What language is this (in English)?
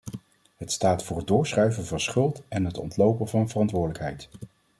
Dutch